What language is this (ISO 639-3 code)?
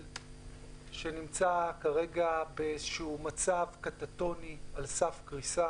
heb